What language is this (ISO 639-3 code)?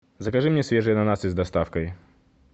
rus